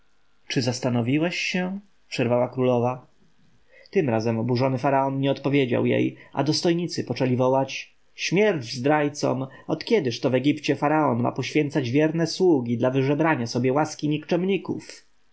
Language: Polish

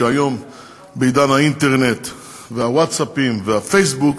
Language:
Hebrew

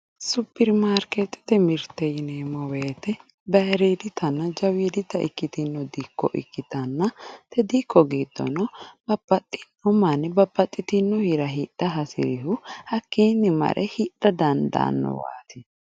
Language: Sidamo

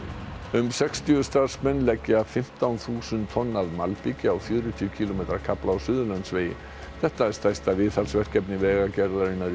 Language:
Icelandic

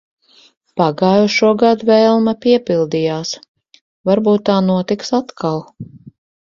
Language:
Latvian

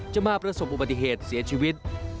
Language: Thai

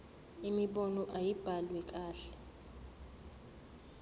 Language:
Zulu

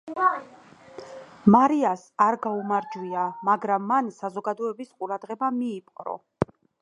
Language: Georgian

